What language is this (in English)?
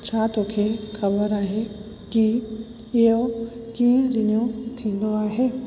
Sindhi